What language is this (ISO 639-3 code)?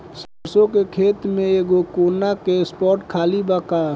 bho